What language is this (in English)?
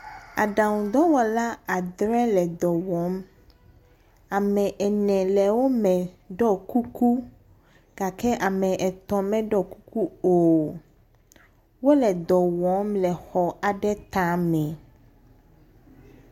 Ewe